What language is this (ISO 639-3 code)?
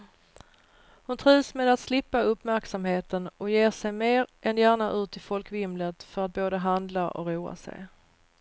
swe